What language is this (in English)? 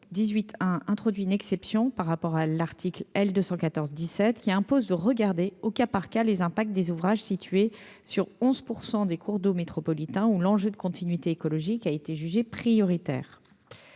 French